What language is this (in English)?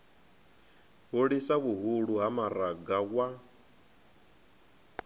Venda